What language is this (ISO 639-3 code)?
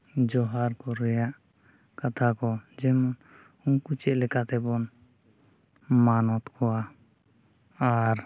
sat